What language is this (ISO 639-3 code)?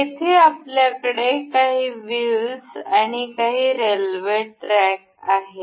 mar